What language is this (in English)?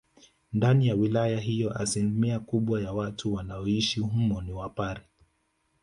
Swahili